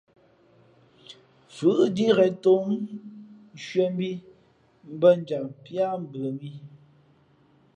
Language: Fe'fe'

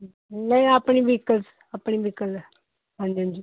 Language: Punjabi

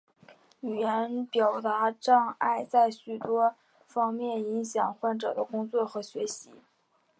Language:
Chinese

